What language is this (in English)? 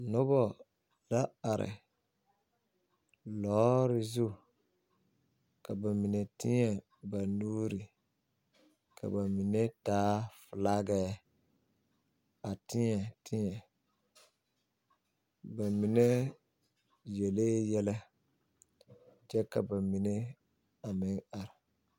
Southern Dagaare